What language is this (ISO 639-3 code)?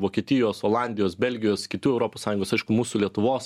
lit